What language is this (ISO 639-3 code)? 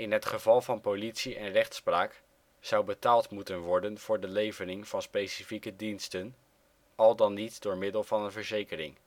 nld